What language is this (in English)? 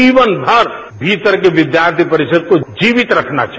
Hindi